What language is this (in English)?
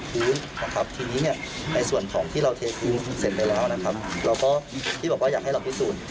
Thai